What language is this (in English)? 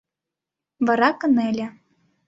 Mari